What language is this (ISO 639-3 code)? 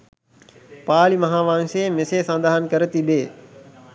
sin